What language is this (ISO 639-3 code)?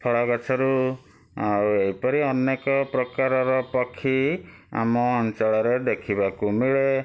ori